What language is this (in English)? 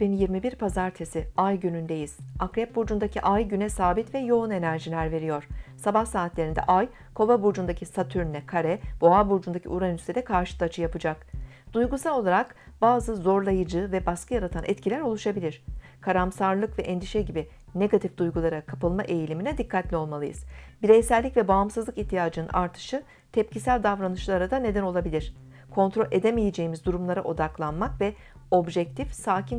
Turkish